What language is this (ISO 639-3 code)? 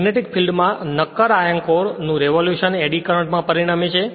guj